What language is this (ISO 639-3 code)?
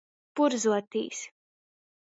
ltg